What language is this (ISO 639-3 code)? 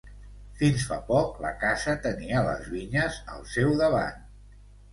cat